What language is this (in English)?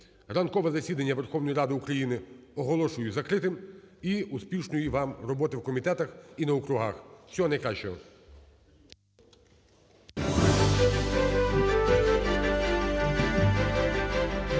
Ukrainian